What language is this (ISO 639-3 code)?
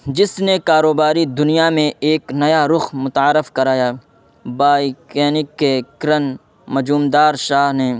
urd